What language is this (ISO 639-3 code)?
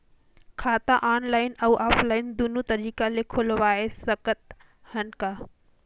hne